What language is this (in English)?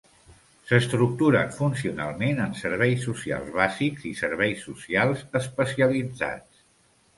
Catalan